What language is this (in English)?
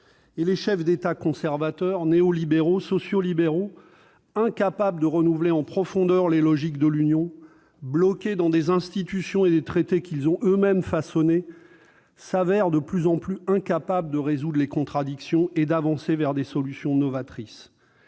French